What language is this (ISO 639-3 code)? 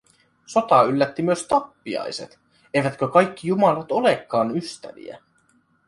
fin